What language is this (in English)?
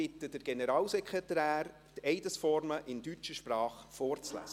Swiss German